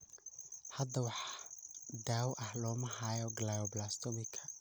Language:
Somali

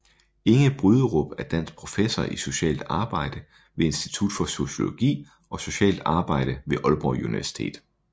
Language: Danish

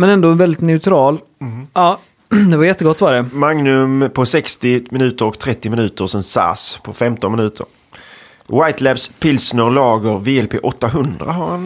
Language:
Swedish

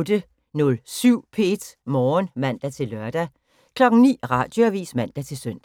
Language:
Danish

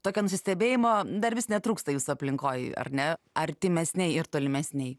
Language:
Lithuanian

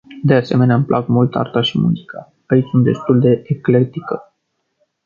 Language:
Romanian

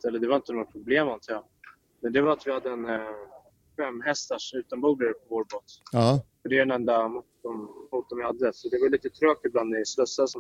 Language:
Swedish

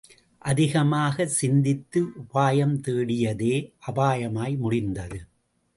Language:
Tamil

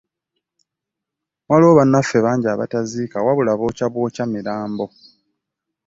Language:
Ganda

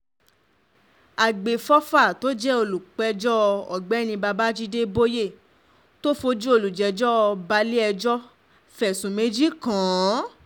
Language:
Yoruba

